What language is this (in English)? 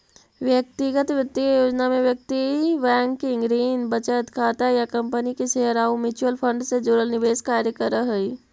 Magahi